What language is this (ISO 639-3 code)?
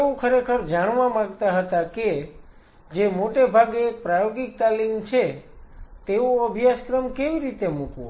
guj